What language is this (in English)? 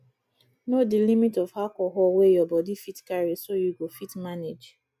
Nigerian Pidgin